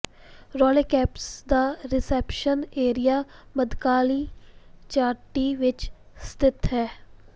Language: Punjabi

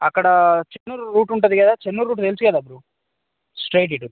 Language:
Telugu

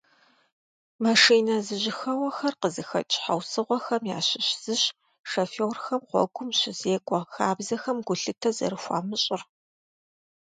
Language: Kabardian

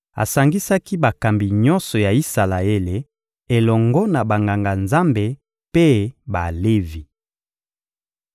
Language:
Lingala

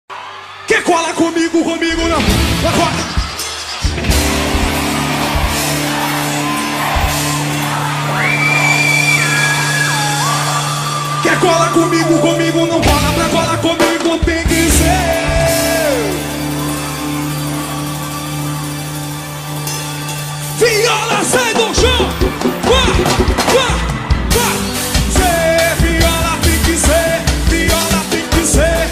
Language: Romanian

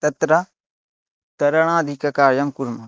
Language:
Sanskrit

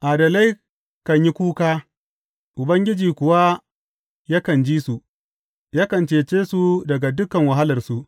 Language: Hausa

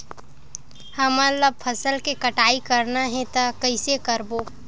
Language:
Chhattisgarhi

